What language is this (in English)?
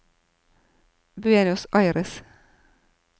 Norwegian